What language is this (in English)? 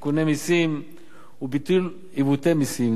Hebrew